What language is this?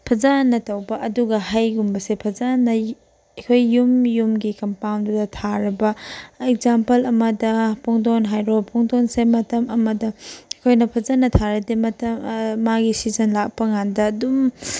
Manipuri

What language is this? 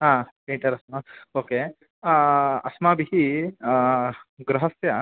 Sanskrit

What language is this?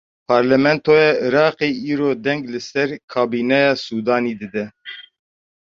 Kurdish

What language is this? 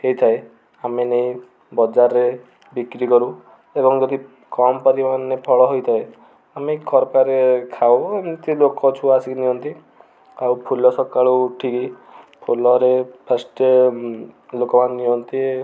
Odia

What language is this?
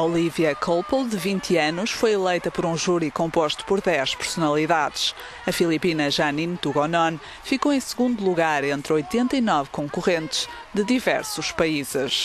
Portuguese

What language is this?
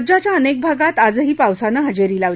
Marathi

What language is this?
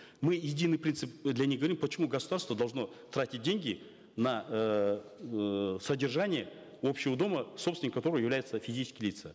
Kazakh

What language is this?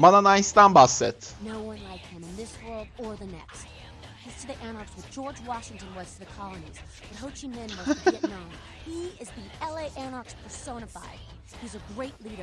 Turkish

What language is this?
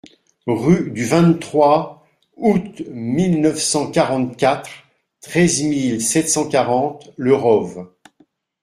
French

